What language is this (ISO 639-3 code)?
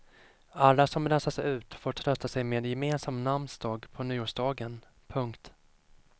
swe